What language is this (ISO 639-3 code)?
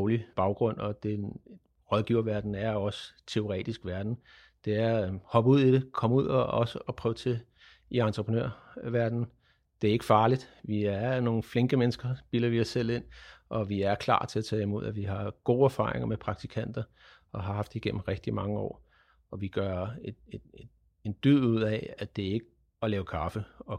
dan